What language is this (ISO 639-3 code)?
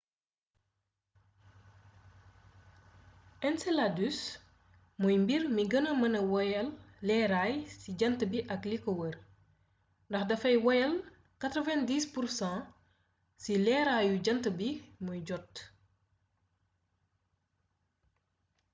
wol